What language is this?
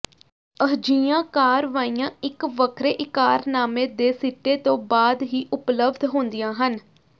Punjabi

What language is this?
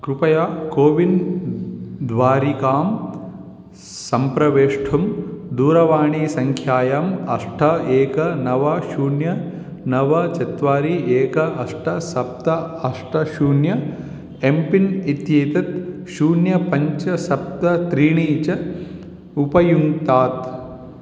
Sanskrit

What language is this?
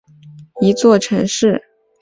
Chinese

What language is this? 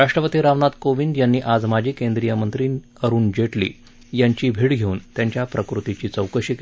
Marathi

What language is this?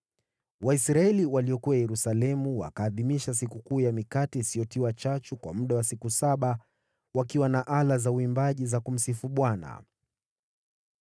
Swahili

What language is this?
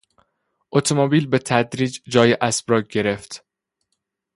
Persian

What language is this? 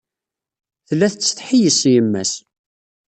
Kabyle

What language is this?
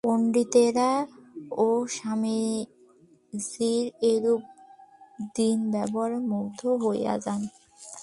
Bangla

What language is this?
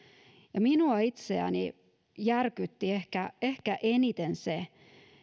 Finnish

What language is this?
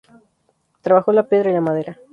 Spanish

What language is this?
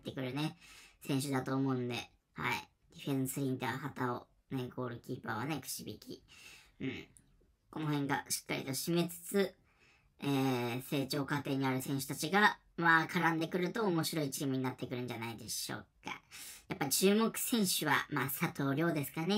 Japanese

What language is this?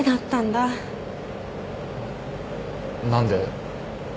Japanese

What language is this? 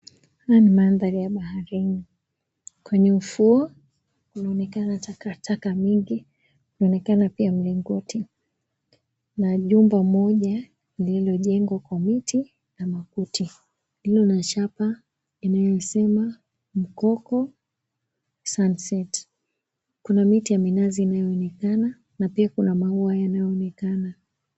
Swahili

